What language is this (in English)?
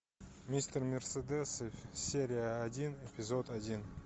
Russian